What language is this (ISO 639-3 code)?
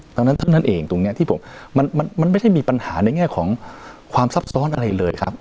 tha